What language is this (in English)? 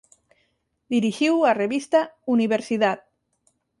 Galician